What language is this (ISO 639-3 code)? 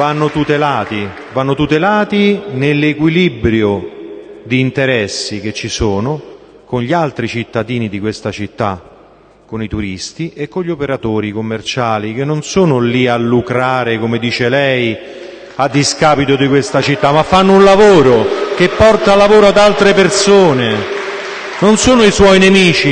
ita